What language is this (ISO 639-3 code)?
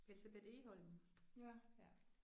dan